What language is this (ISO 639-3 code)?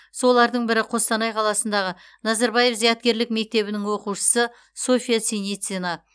kaz